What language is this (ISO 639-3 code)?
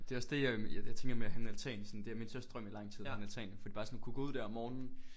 dan